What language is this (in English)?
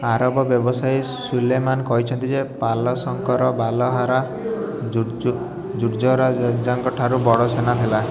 Odia